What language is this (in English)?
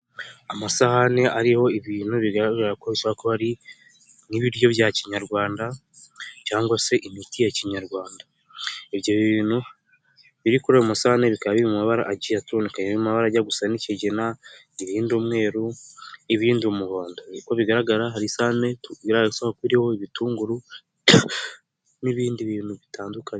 Kinyarwanda